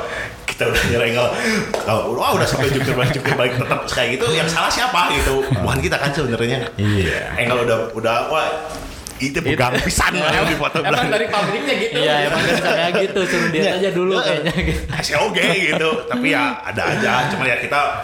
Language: Indonesian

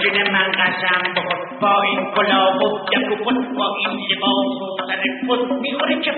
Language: Persian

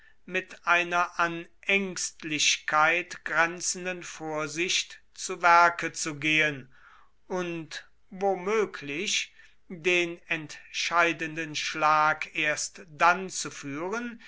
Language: German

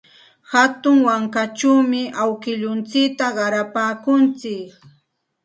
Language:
Santa Ana de Tusi Pasco Quechua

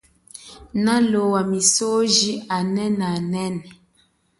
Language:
Chokwe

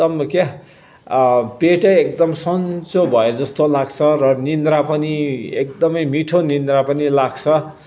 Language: Nepali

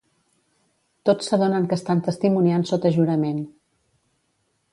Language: Catalan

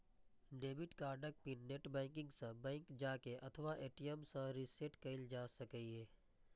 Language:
Maithili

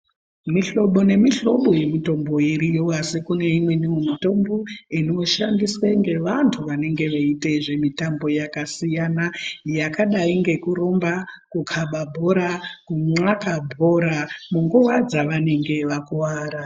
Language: Ndau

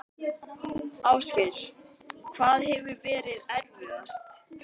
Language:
Icelandic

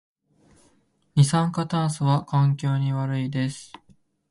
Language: Japanese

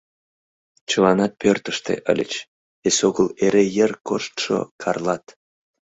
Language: Mari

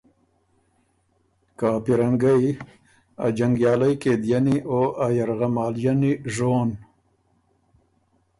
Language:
Ormuri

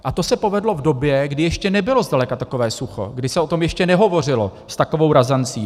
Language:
Czech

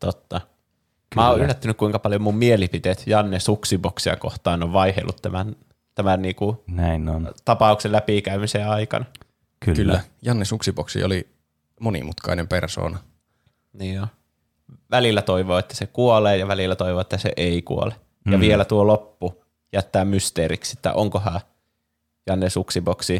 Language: Finnish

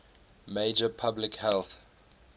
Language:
English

